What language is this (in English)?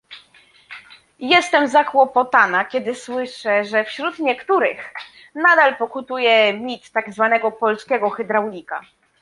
Polish